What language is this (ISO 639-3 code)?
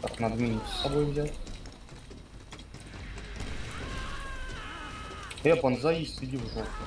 rus